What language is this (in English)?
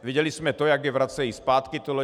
Czech